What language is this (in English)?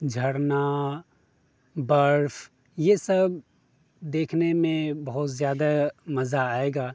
Urdu